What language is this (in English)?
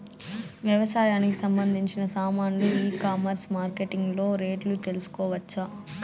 Telugu